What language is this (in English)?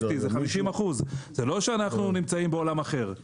Hebrew